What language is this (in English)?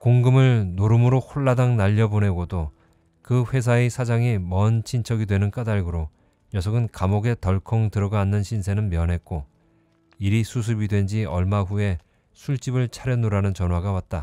Korean